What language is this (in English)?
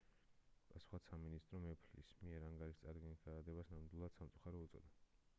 Georgian